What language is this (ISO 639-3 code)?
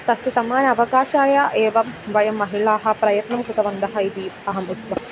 san